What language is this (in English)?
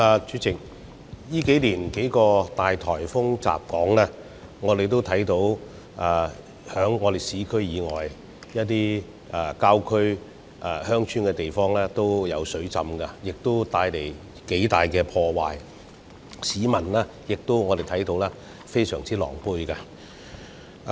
Cantonese